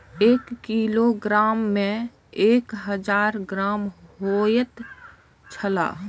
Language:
Maithili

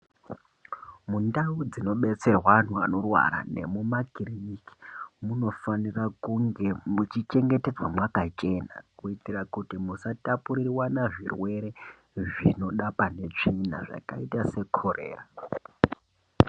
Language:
Ndau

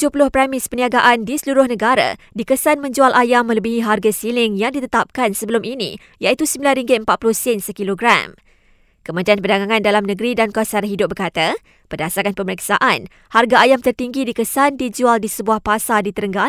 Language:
Malay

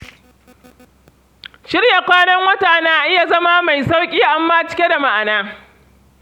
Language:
Hausa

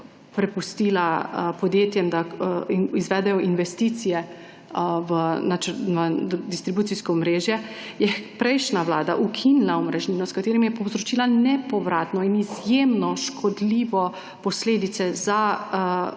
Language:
Slovenian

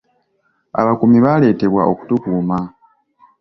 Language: Ganda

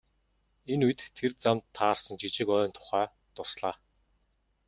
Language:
Mongolian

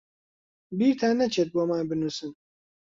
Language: Central Kurdish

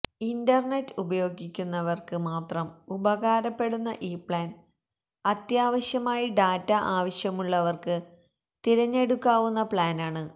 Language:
Malayalam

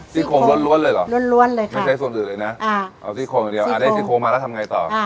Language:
Thai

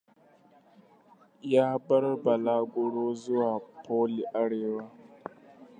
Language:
Hausa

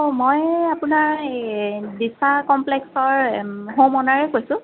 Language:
Assamese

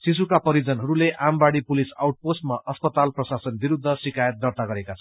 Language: Nepali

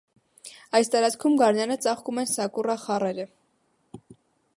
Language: Armenian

